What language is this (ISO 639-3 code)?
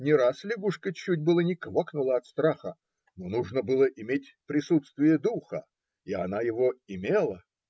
rus